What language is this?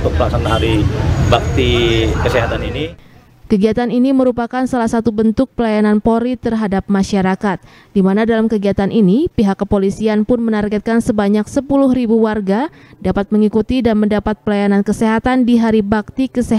Indonesian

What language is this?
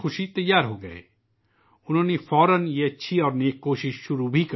Urdu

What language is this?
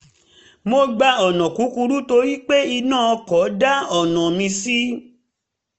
Yoruba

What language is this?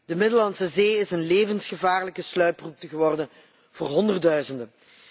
Dutch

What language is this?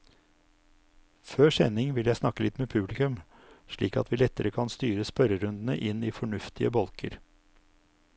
Norwegian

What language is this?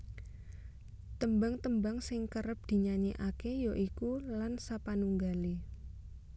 Javanese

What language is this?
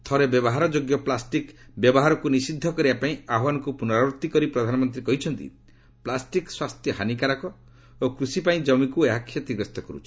Odia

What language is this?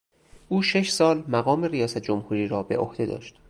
Persian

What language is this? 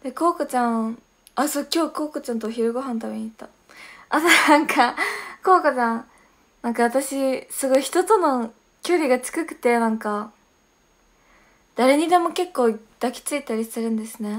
Japanese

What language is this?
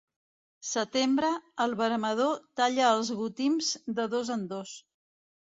Catalan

